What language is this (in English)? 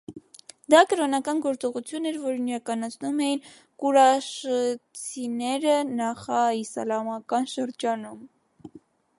Armenian